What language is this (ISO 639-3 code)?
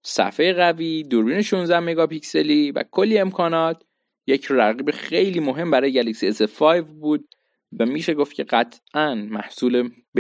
fas